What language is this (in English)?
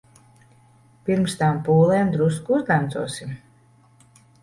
Latvian